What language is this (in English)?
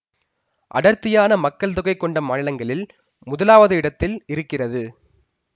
Tamil